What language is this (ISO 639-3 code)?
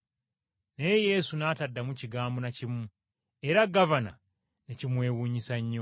lug